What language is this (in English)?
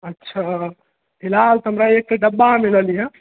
Maithili